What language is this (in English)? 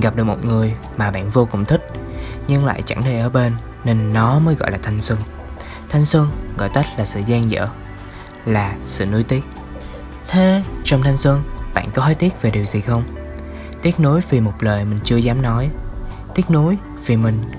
Vietnamese